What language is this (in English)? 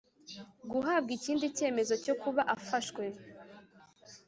Kinyarwanda